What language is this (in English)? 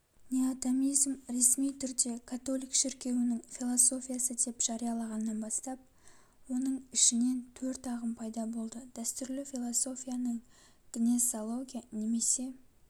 Kazakh